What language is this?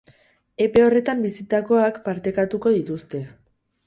Basque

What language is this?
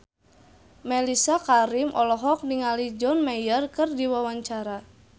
Sundanese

